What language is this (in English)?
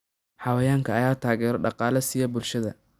Somali